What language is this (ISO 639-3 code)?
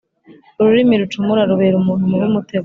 kin